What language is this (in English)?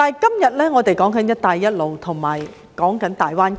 Cantonese